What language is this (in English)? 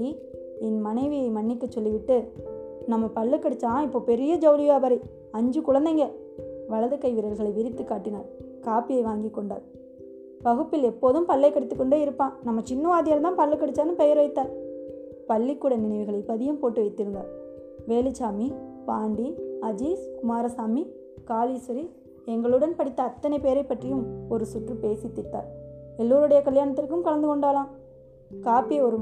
Tamil